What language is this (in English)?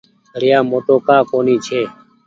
Goaria